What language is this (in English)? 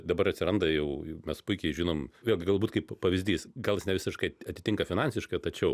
Lithuanian